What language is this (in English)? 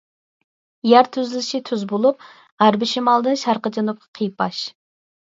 Uyghur